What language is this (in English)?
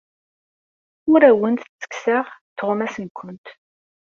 Kabyle